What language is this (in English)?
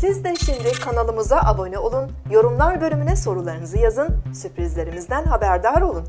Turkish